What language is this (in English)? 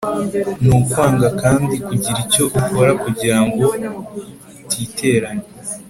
Kinyarwanda